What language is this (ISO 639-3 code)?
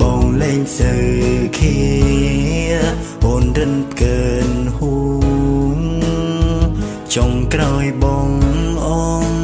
tha